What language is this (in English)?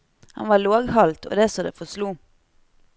Norwegian